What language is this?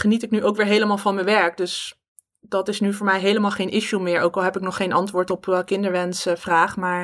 Dutch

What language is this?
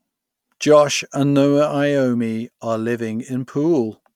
English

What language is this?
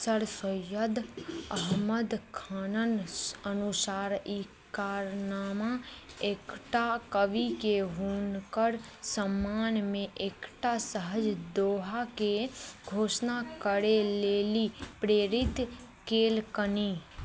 Maithili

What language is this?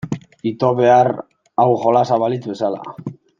Basque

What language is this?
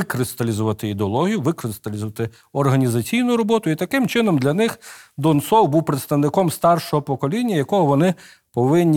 Ukrainian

